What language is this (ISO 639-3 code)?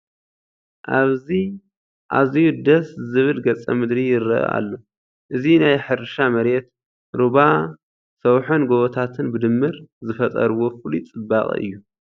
tir